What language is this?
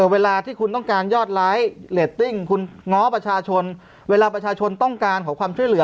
Thai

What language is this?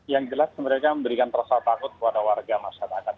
Indonesian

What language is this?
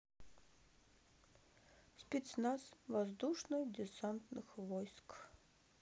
Russian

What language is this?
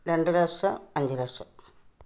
Malayalam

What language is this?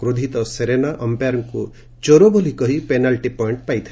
Odia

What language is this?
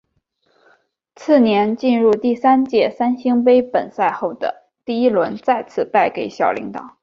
Chinese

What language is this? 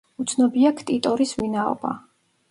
Georgian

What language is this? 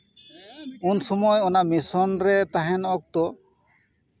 Santali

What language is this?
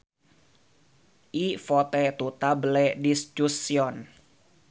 Sundanese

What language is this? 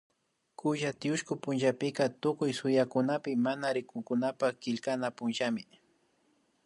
Imbabura Highland Quichua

